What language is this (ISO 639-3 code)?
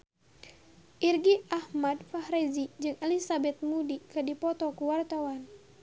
sun